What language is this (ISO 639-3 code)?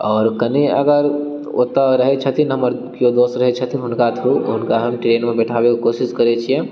mai